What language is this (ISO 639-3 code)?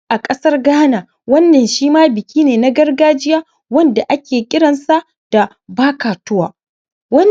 hau